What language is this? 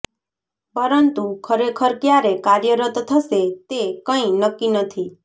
Gujarati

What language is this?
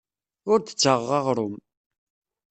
Kabyle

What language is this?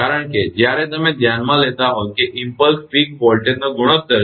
Gujarati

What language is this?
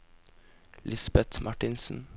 Norwegian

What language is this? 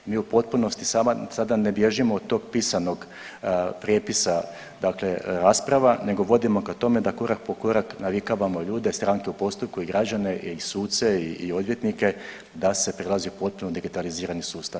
Croatian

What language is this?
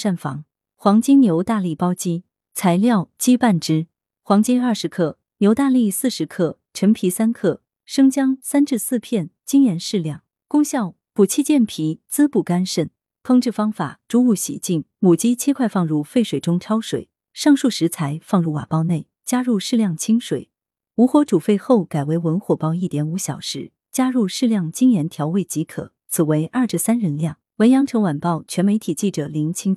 Chinese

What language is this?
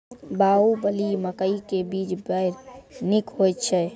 Maithili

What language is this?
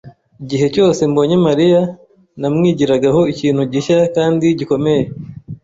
Kinyarwanda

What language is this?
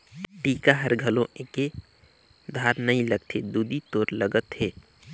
Chhattisgarhi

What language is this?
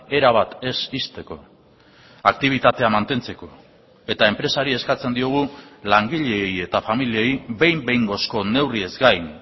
Basque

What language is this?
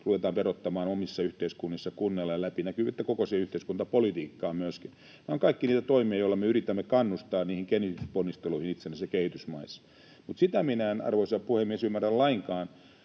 Finnish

